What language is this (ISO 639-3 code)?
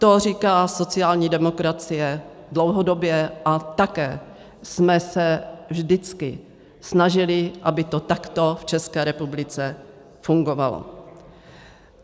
ces